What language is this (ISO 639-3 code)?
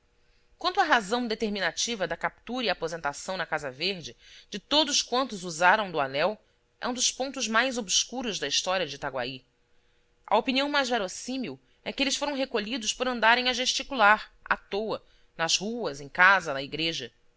por